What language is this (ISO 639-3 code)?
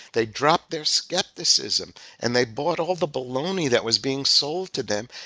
eng